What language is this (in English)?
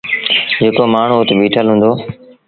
Sindhi Bhil